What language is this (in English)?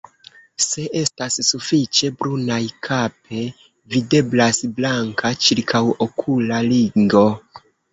Esperanto